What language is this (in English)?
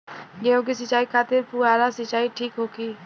Bhojpuri